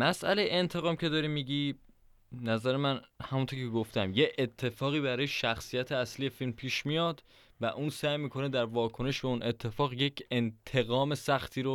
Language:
Persian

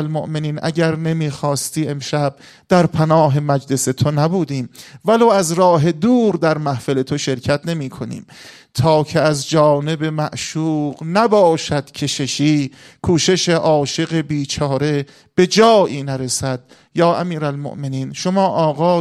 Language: Persian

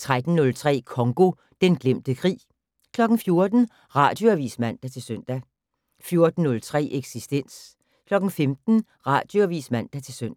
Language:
Danish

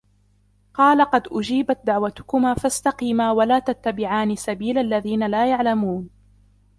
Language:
Arabic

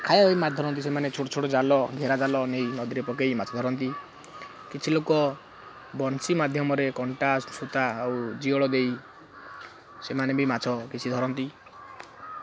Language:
Odia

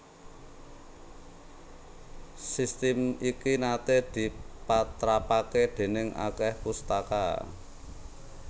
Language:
Javanese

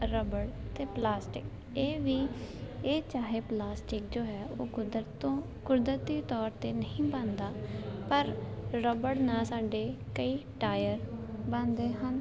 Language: Punjabi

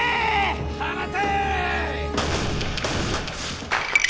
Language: Japanese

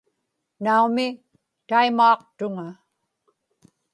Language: Inupiaq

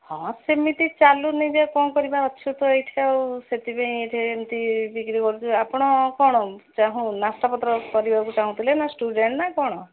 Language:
Odia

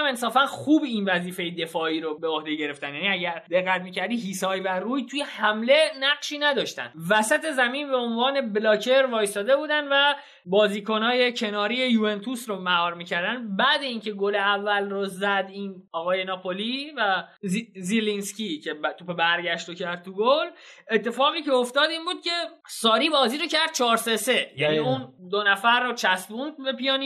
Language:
Persian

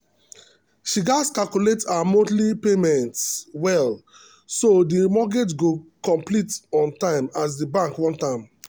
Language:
Nigerian Pidgin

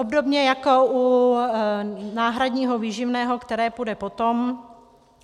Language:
Czech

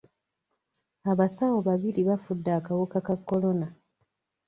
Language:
Ganda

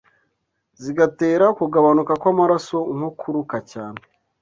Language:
Kinyarwanda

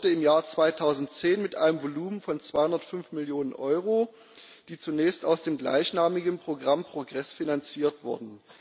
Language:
German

